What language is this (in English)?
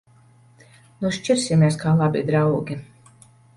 Latvian